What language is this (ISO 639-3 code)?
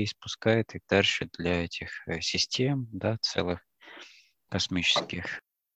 rus